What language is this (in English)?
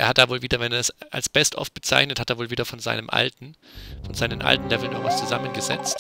German